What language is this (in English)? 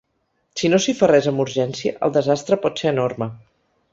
Catalan